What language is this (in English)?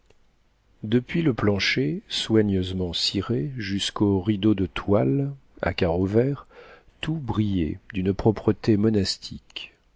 French